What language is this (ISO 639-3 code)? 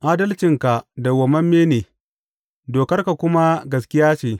hau